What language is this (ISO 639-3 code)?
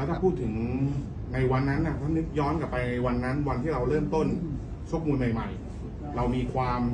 tha